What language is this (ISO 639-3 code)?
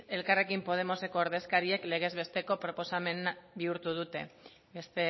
eus